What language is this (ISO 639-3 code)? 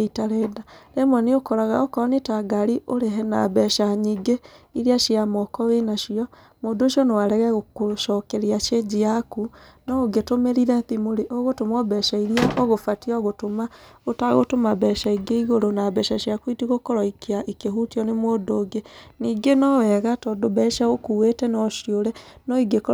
kik